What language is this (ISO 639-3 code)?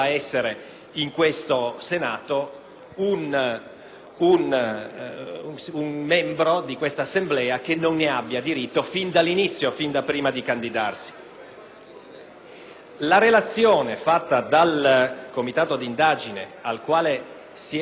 ita